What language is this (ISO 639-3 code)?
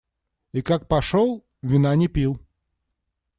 rus